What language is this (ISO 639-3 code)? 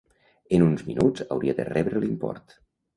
cat